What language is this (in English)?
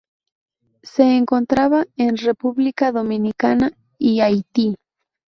Spanish